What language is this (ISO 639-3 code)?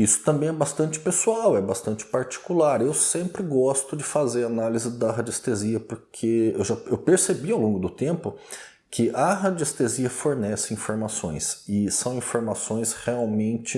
por